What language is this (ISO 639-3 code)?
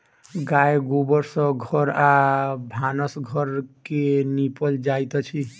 mai